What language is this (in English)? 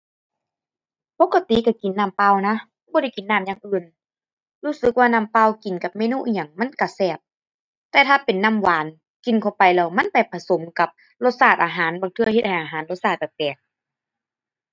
Thai